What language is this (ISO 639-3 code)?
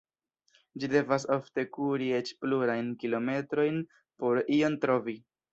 epo